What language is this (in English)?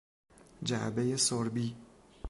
Persian